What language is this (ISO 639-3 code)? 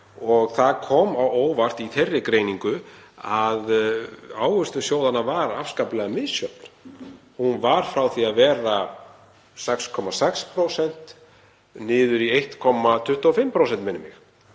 isl